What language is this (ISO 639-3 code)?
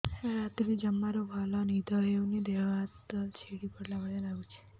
ori